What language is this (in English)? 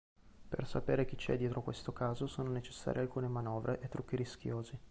Italian